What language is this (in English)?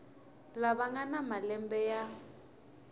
Tsonga